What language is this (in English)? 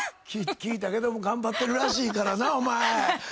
Japanese